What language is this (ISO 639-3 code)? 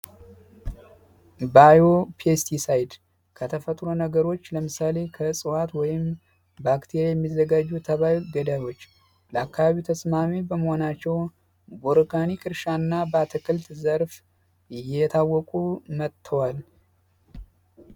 amh